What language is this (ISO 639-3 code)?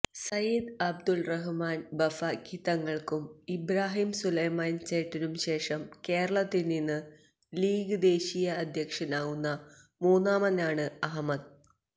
mal